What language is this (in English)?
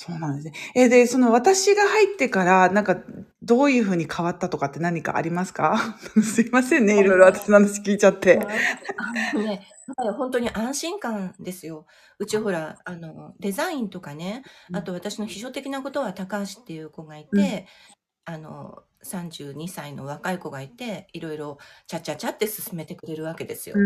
Japanese